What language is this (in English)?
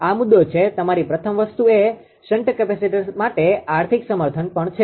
Gujarati